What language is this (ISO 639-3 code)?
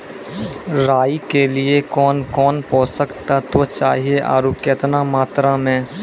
mai